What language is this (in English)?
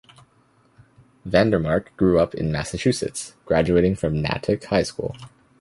English